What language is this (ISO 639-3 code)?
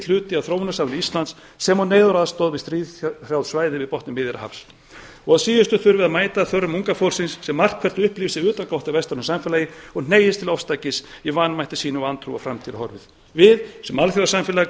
isl